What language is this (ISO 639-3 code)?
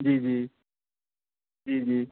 mai